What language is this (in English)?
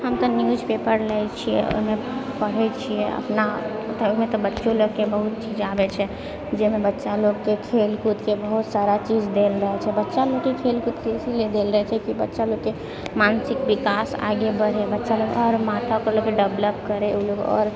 Maithili